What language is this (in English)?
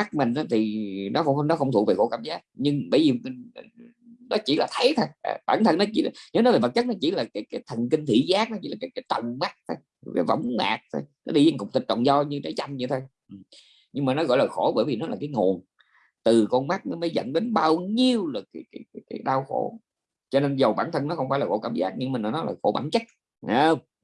Vietnamese